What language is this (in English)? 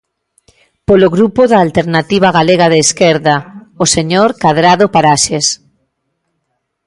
Galician